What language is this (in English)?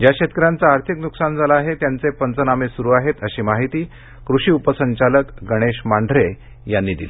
Marathi